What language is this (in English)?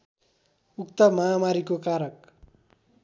Nepali